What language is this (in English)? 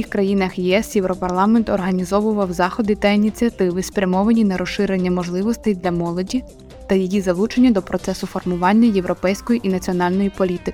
Ukrainian